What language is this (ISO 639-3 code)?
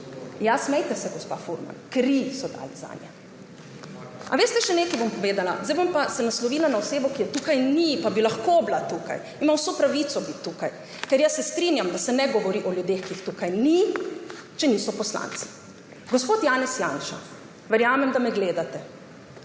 slv